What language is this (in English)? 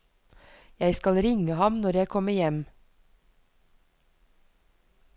Norwegian